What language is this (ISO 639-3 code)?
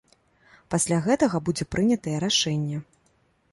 bel